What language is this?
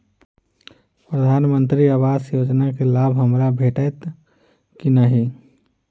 Maithili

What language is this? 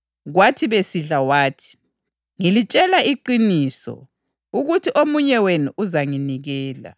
North Ndebele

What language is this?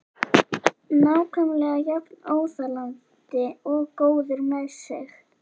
Icelandic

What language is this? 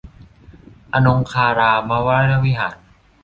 Thai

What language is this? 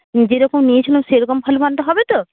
Bangla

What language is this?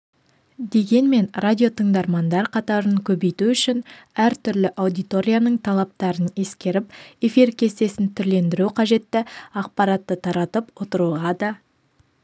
Kazakh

